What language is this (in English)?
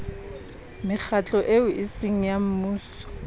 Southern Sotho